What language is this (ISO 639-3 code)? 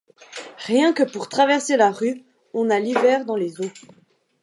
fra